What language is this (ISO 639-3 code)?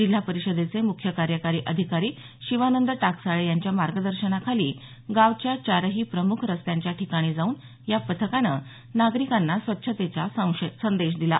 mar